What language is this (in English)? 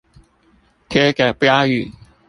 Chinese